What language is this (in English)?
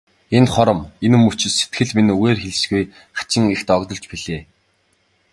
Mongolian